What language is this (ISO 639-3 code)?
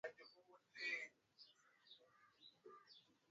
swa